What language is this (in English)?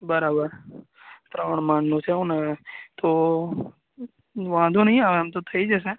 Gujarati